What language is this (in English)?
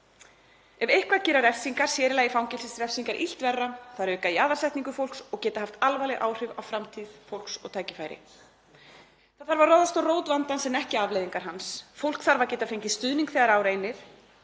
Icelandic